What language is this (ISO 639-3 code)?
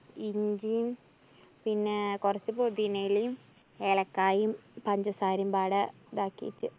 mal